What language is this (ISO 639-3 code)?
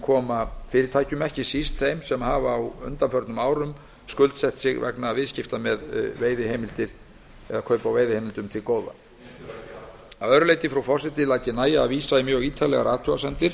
isl